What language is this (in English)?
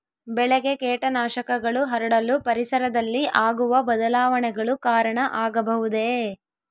Kannada